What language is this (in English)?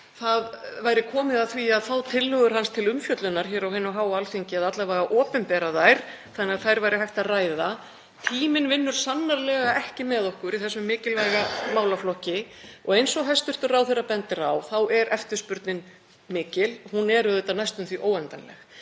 Icelandic